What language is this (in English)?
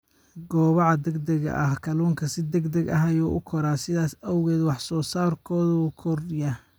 Somali